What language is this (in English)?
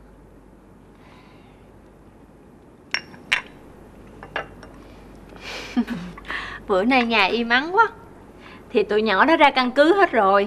Vietnamese